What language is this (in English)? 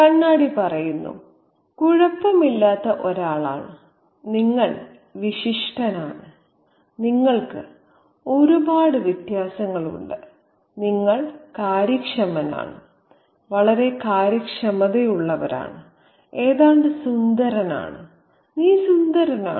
Malayalam